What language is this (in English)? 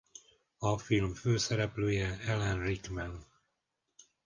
Hungarian